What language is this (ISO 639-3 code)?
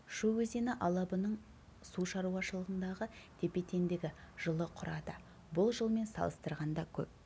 kaz